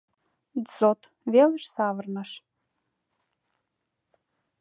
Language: Mari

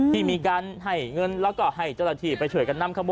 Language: Thai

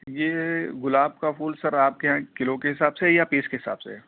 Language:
Urdu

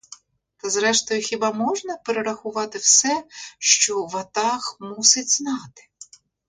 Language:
Ukrainian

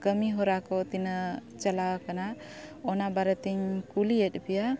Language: Santali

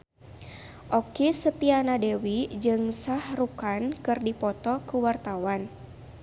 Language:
Sundanese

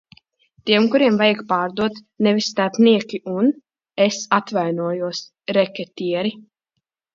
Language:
Latvian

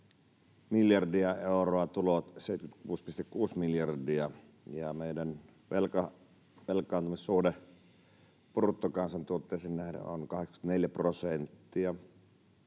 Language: Finnish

